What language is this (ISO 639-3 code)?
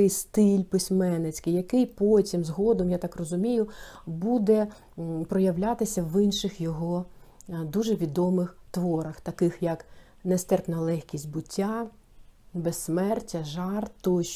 ukr